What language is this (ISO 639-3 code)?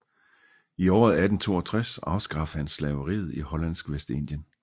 dan